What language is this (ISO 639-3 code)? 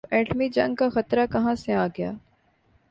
urd